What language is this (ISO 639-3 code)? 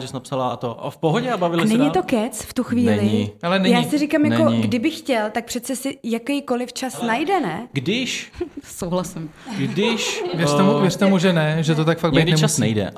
ces